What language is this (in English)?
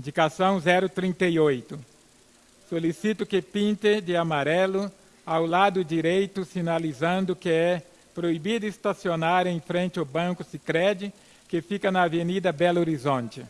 Portuguese